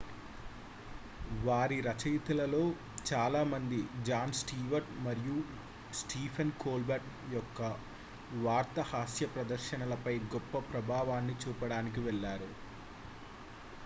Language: Telugu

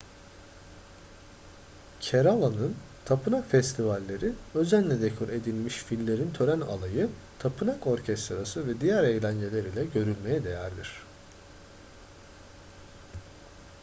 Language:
Turkish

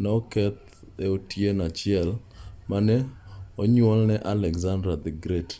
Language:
Luo (Kenya and Tanzania)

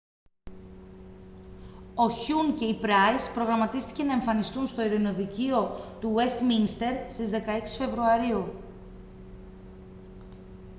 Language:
Greek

